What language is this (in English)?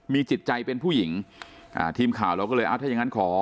Thai